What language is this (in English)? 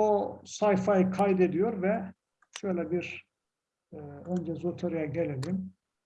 Turkish